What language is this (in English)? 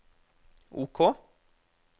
Norwegian